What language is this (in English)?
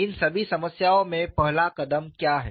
Hindi